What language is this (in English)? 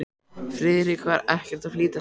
Icelandic